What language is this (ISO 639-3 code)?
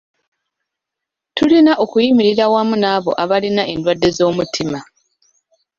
lug